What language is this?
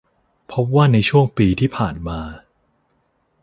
Thai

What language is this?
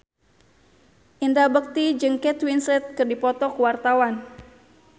Sundanese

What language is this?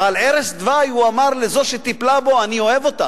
Hebrew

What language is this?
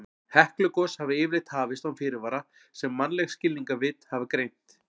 Icelandic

